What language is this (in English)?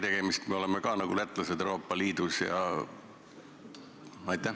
Estonian